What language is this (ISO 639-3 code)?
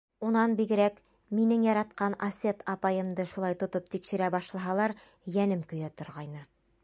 bak